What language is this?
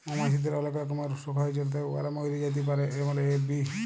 Bangla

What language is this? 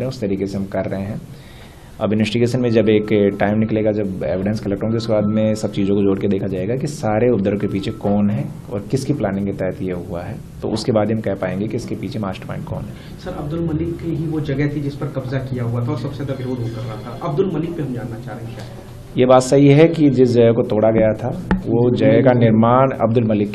Hindi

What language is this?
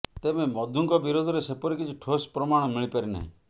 Odia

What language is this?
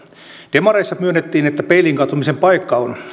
Finnish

